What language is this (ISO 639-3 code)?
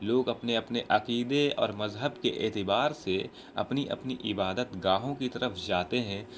urd